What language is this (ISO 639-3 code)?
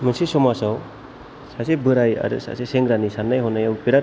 brx